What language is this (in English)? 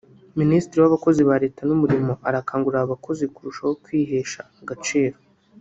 Kinyarwanda